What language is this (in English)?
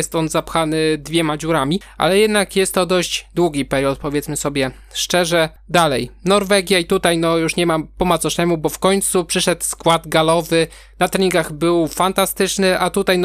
Polish